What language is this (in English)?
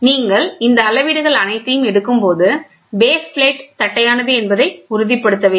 Tamil